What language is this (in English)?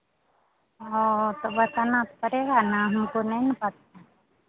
Hindi